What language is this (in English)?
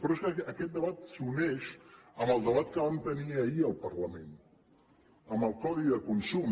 Catalan